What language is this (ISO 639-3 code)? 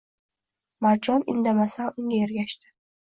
uzb